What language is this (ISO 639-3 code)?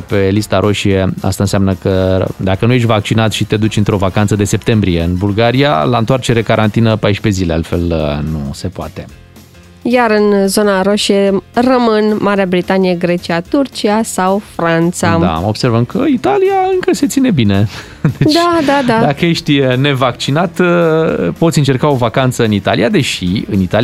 ron